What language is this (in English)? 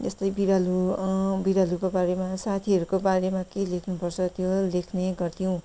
Nepali